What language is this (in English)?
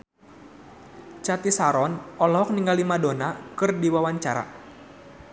Sundanese